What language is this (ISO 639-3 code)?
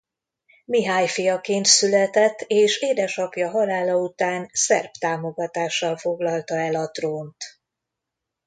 hun